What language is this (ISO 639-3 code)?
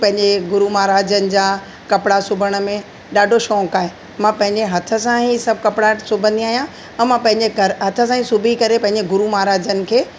snd